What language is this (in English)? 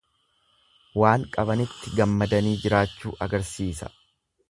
Oromo